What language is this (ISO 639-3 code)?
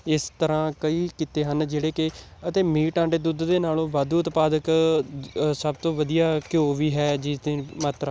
pan